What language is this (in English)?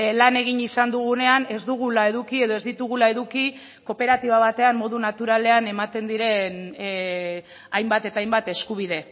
Basque